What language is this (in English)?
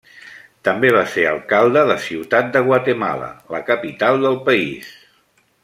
Catalan